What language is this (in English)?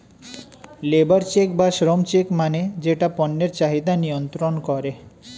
Bangla